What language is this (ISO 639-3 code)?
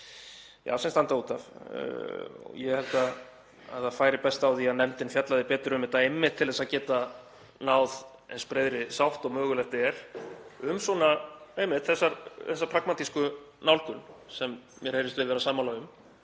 isl